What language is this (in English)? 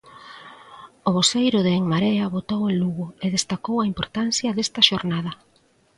Galician